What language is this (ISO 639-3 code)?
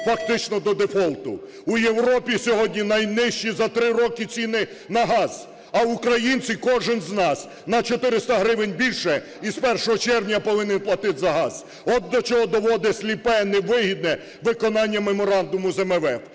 ukr